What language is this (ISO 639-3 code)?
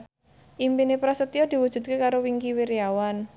jav